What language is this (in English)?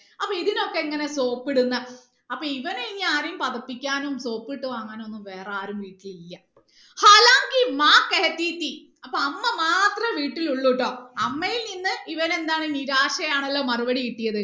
Malayalam